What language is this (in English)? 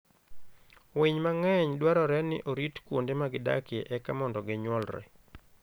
Luo (Kenya and Tanzania)